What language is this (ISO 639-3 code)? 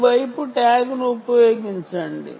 tel